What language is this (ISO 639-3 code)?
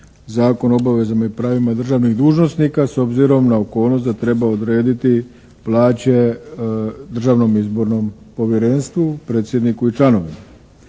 hrv